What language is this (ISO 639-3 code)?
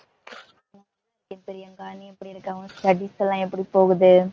tam